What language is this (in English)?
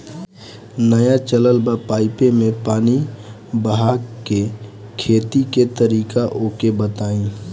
Bhojpuri